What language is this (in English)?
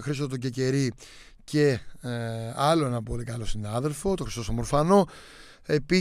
Greek